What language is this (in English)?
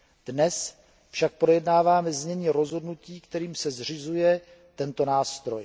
Czech